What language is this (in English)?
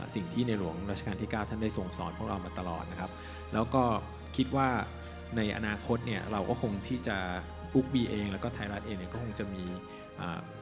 Thai